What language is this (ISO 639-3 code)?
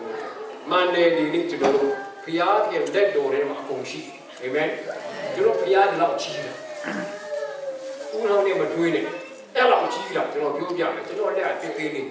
hin